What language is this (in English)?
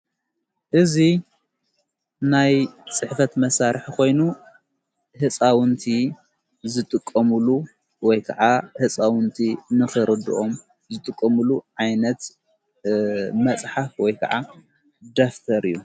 Tigrinya